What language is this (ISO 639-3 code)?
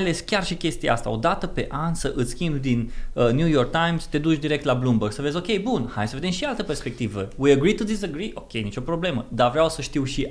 ron